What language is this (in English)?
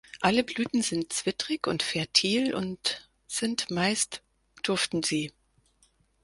German